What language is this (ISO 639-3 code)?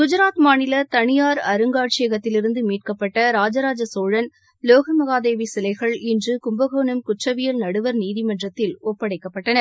tam